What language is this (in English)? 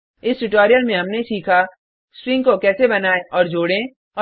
Hindi